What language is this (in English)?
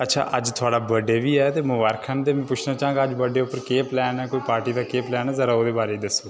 Dogri